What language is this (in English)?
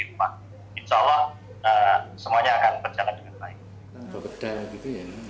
Indonesian